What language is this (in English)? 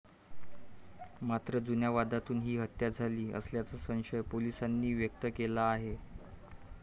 Marathi